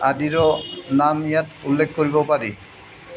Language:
Assamese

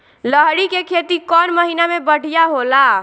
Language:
Bhojpuri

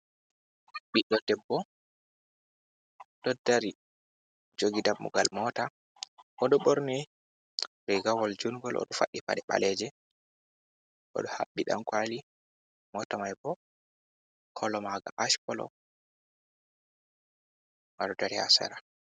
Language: Fula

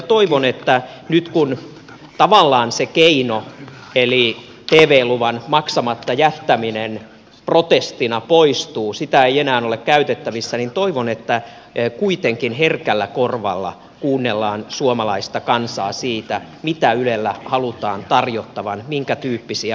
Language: Finnish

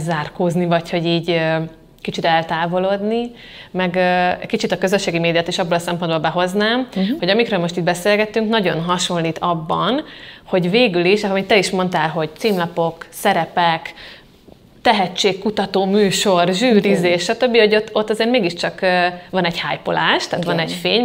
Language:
Hungarian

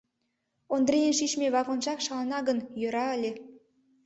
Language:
Mari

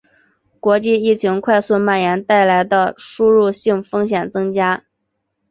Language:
Chinese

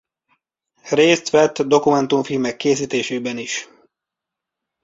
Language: Hungarian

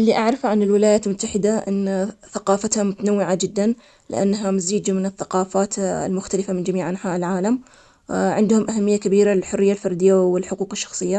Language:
Omani Arabic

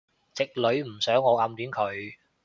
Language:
Cantonese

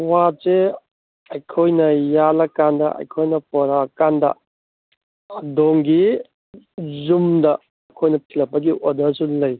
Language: Manipuri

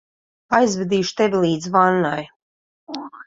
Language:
Latvian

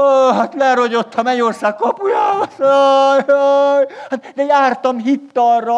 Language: Hungarian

